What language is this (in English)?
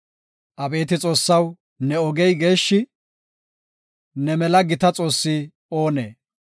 Gofa